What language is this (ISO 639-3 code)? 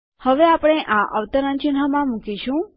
guj